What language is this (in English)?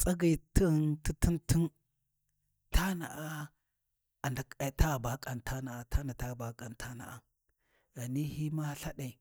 Warji